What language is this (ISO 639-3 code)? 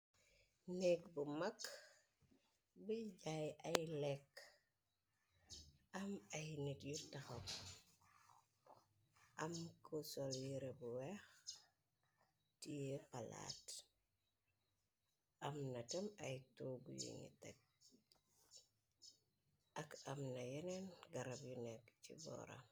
wol